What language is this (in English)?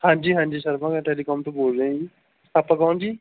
Punjabi